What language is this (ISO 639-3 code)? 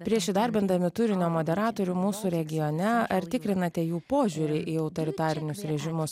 lit